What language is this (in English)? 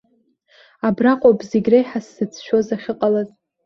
Abkhazian